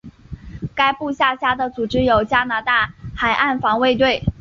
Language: Chinese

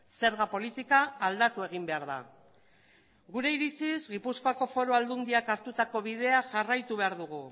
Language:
Basque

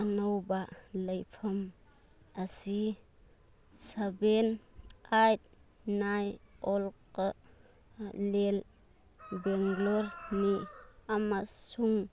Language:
Manipuri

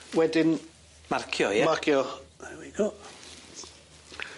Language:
Welsh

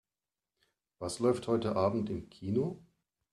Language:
German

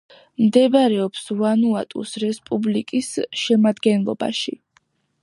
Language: Georgian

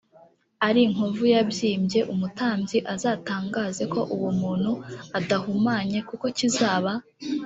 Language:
Kinyarwanda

